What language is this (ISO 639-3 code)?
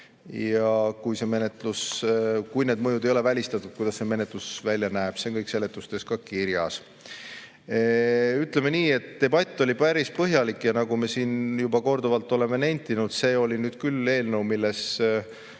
est